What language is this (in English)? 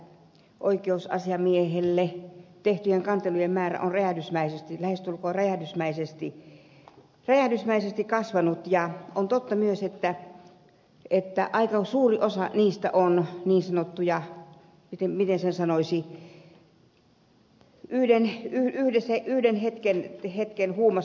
Finnish